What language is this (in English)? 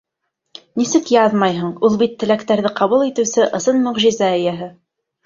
Bashkir